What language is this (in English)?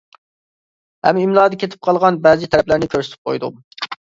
Uyghur